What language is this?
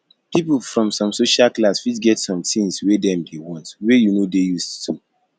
Nigerian Pidgin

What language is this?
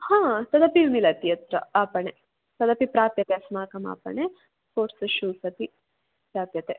Sanskrit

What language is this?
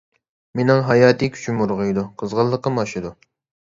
Uyghur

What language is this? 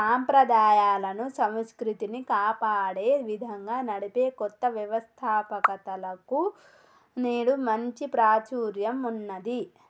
Telugu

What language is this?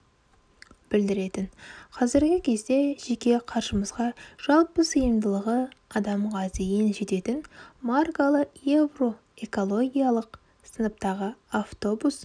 Kazakh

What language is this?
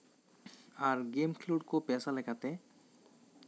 Santali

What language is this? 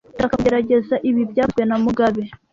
Kinyarwanda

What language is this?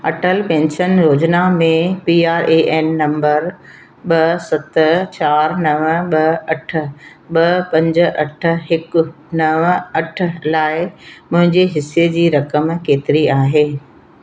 Sindhi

